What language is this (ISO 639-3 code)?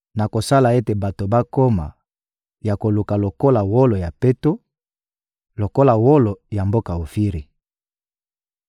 lin